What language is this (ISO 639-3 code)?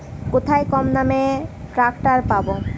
ben